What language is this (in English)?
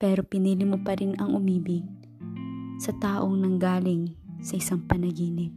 Filipino